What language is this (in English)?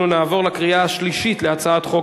Hebrew